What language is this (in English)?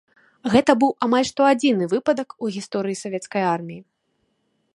Belarusian